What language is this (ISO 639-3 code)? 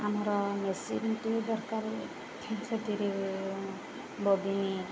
ori